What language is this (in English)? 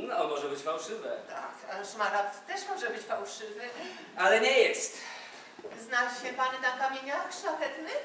Polish